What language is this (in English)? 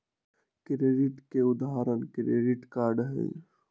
Magahi